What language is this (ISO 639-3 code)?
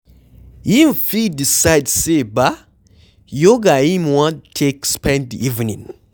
pcm